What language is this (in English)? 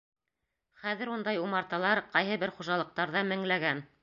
Bashkir